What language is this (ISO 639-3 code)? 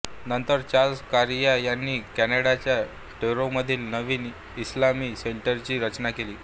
mar